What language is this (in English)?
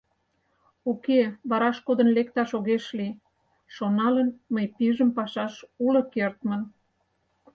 Mari